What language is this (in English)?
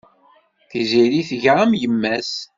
Kabyle